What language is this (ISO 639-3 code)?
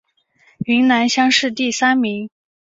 zho